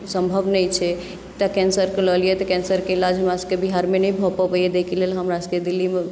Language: Maithili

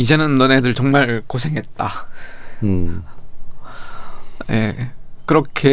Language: Korean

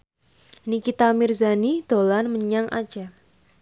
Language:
Javanese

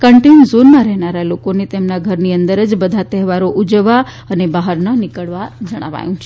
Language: Gujarati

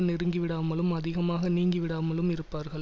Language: Tamil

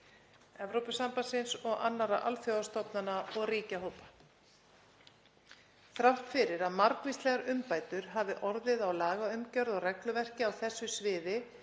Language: Icelandic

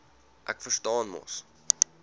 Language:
Afrikaans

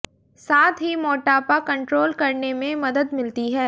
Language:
Hindi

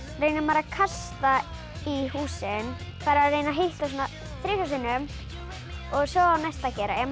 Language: Icelandic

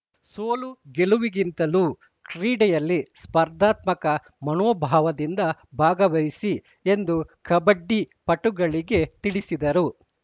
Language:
Kannada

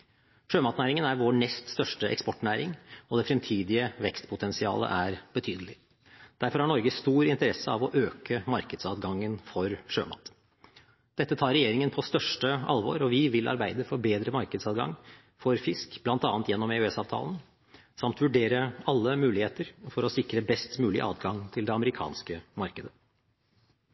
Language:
Norwegian Bokmål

